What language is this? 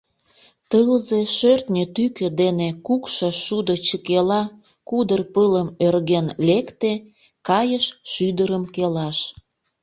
Mari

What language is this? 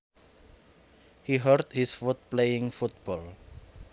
Javanese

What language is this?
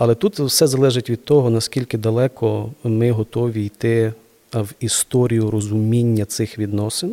Ukrainian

